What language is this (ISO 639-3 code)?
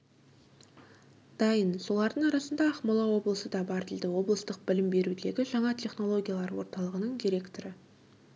kaz